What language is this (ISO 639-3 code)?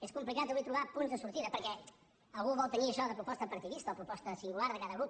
cat